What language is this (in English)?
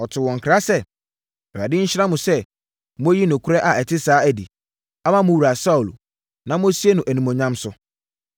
Akan